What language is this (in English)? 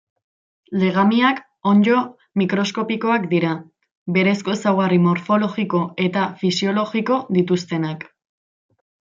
Basque